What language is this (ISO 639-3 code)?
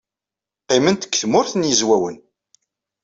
kab